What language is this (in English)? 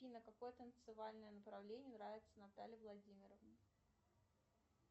Russian